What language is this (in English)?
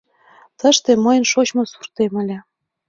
Mari